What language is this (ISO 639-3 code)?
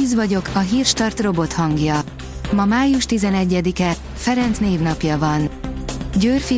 hun